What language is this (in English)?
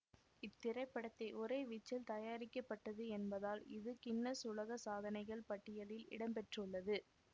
Tamil